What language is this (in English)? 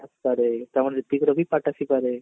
Odia